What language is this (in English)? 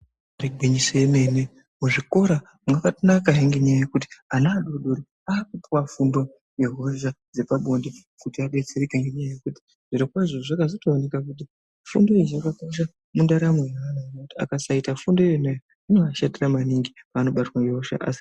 Ndau